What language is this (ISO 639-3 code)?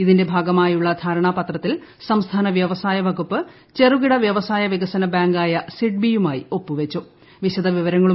mal